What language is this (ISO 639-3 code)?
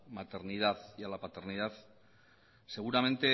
spa